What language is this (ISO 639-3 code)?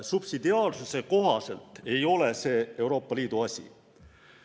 est